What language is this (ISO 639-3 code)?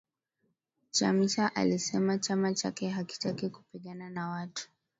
swa